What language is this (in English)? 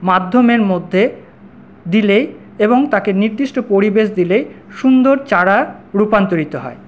Bangla